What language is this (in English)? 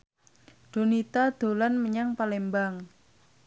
Javanese